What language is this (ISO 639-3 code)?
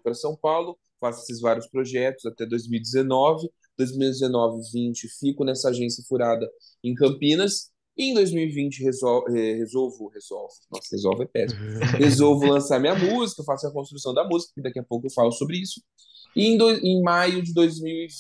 por